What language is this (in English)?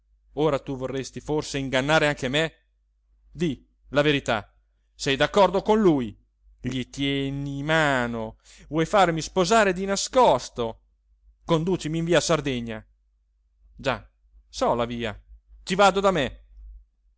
Italian